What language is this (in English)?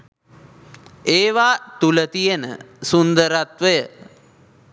Sinhala